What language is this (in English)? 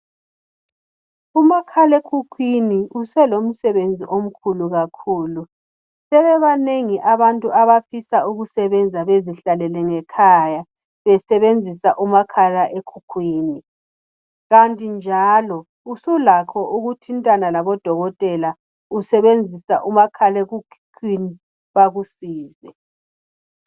North Ndebele